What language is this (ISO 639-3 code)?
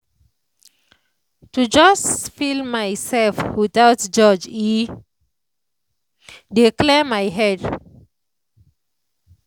pcm